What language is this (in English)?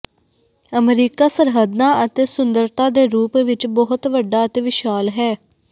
Punjabi